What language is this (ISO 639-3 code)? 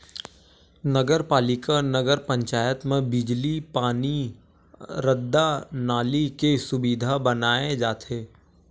hne